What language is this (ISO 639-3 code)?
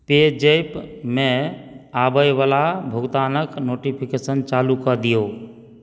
mai